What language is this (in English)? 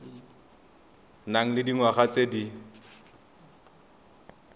Tswana